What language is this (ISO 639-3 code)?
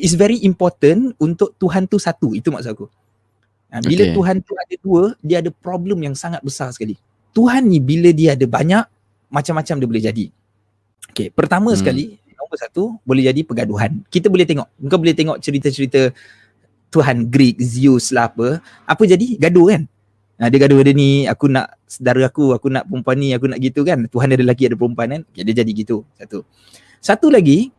msa